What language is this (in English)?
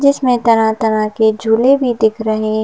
Hindi